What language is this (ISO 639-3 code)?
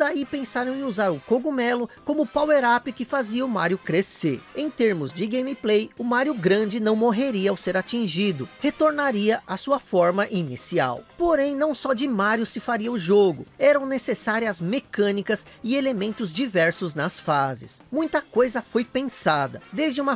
por